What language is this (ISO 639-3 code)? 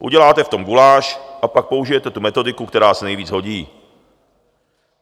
ces